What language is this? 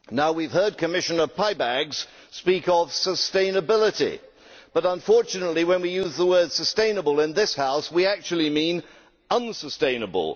English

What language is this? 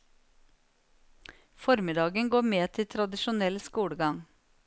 Norwegian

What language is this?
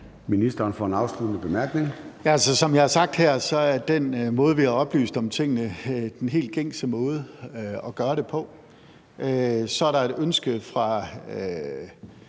Danish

